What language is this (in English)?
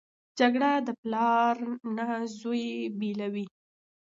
Pashto